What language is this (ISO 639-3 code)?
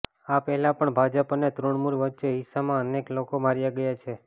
guj